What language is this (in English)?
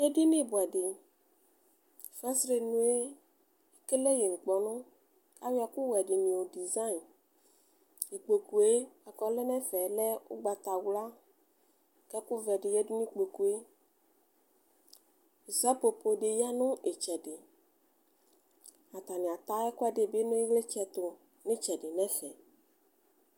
Ikposo